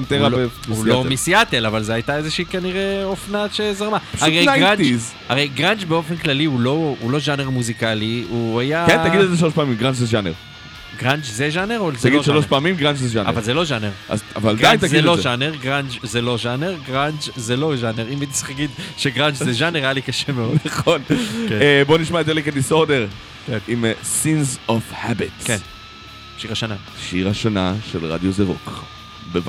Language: Hebrew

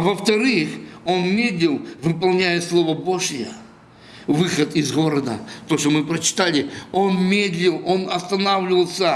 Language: Russian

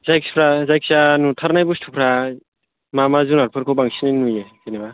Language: Bodo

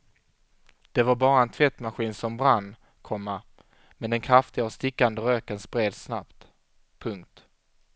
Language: Swedish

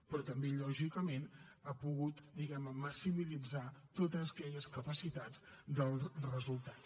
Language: Catalan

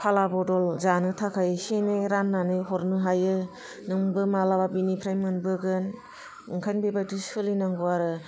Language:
Bodo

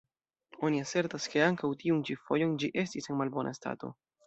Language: Esperanto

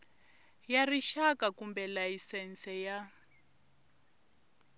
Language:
Tsonga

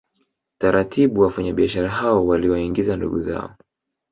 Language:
Swahili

